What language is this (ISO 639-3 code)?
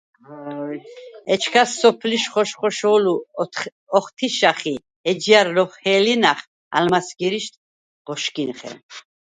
sva